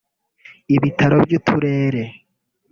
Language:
Kinyarwanda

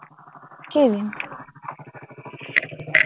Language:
Assamese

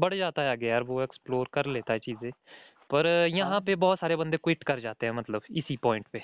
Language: Hindi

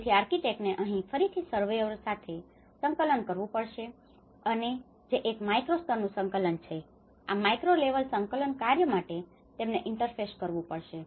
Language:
Gujarati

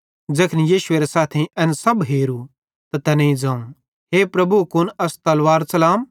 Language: Bhadrawahi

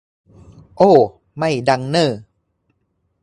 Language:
Thai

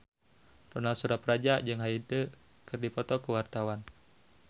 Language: Sundanese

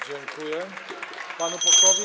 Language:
Polish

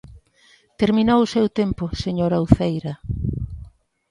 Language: Galician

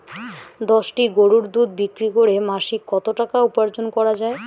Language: Bangla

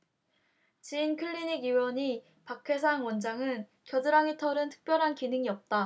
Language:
Korean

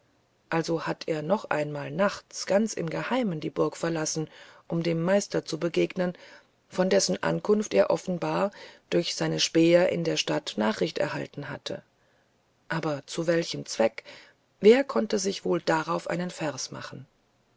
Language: German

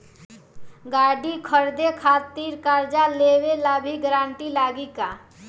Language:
Bhojpuri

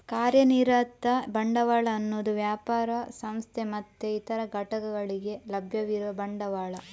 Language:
Kannada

